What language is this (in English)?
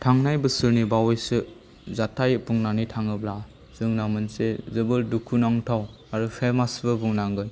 Bodo